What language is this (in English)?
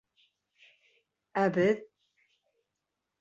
Bashkir